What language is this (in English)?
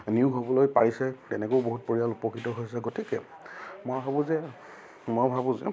Assamese